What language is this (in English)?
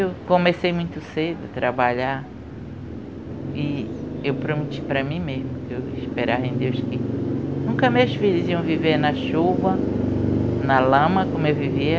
Portuguese